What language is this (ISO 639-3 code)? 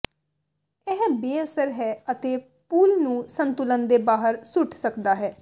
pan